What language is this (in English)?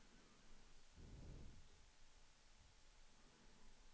Swedish